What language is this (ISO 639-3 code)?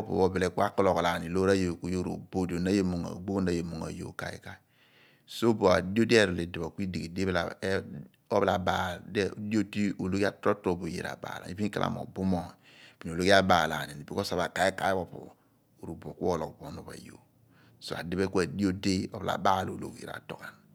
abn